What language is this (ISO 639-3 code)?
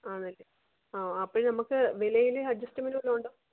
mal